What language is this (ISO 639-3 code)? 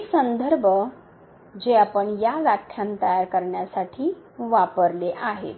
mar